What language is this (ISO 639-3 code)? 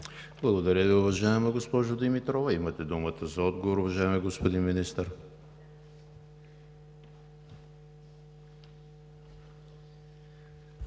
bul